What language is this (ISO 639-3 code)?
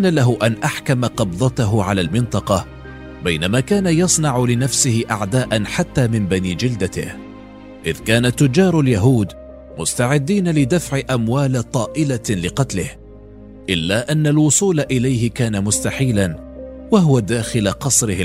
ara